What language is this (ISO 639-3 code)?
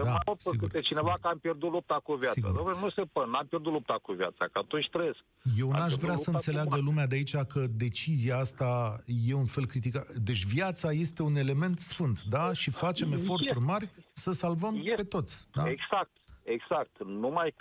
ron